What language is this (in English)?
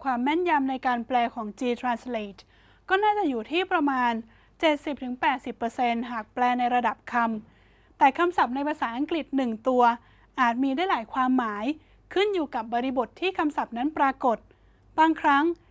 Thai